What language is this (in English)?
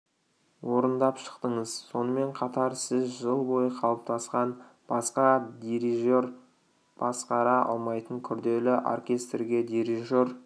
Kazakh